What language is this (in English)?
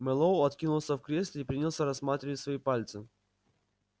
Russian